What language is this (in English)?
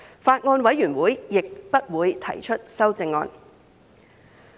Cantonese